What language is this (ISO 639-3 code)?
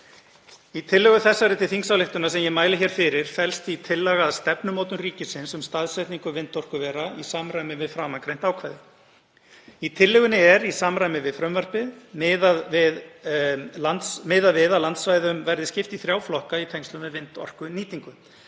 isl